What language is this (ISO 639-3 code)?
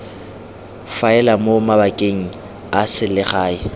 tsn